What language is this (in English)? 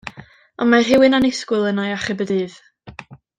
Welsh